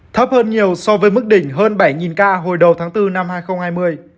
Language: Vietnamese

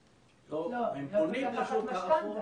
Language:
Hebrew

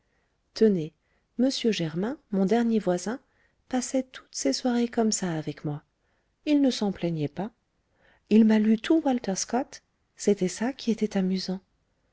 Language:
French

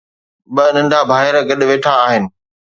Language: Sindhi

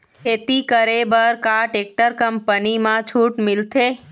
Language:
Chhattisgarhi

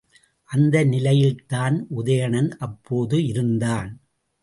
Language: Tamil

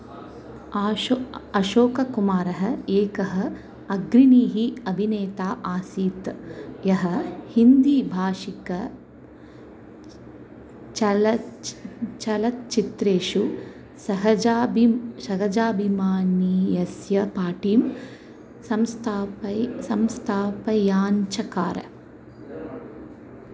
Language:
Sanskrit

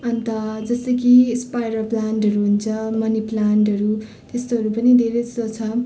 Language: Nepali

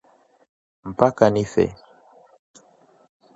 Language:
Swahili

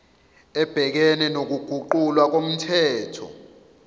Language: Zulu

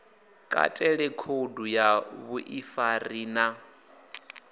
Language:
Venda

